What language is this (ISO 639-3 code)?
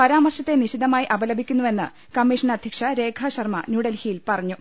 mal